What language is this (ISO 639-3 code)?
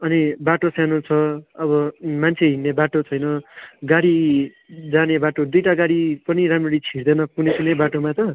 nep